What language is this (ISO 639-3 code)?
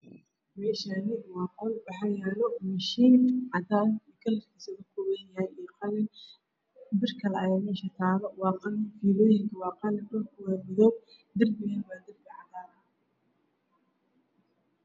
som